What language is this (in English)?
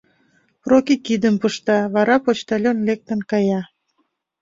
Mari